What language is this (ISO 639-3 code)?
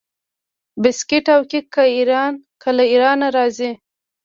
pus